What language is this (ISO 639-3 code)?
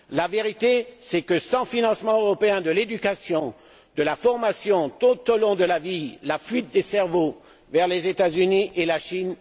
fra